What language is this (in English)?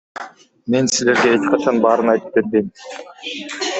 Kyrgyz